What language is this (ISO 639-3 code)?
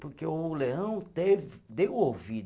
por